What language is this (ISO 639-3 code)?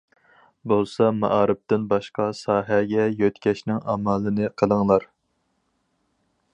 uig